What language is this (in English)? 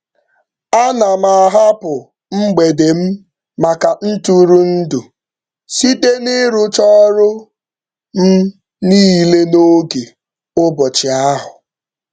Igbo